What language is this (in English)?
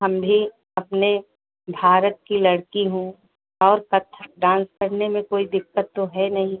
Hindi